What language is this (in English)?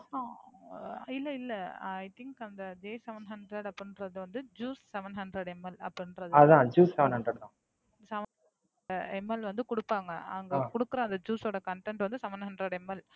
Tamil